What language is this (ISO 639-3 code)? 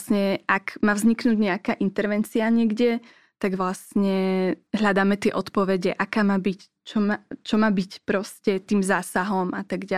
slk